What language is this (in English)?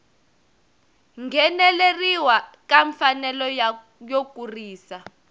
Tsonga